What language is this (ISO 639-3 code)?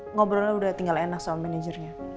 ind